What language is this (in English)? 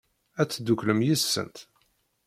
Kabyle